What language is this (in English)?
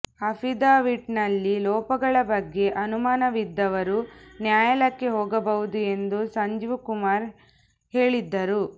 Kannada